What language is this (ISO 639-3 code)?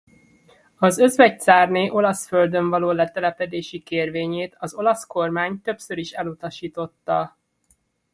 hun